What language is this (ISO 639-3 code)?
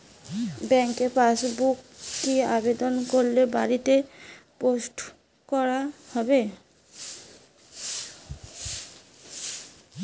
ben